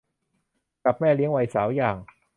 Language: Thai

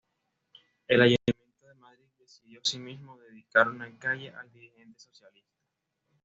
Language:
Spanish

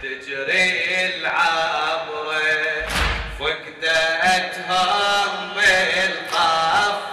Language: Arabic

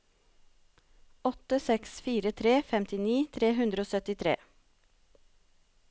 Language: Norwegian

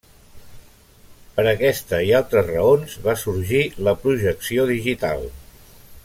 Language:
Catalan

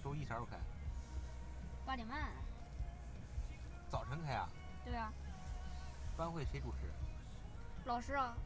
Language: Chinese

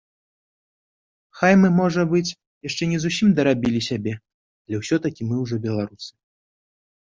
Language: Belarusian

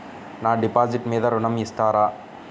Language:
Telugu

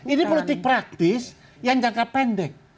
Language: Indonesian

